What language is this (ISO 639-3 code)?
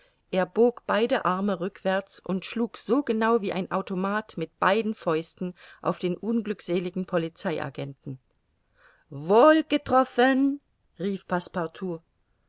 deu